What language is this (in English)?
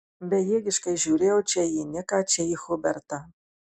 Lithuanian